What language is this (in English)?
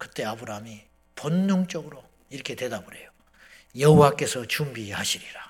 Korean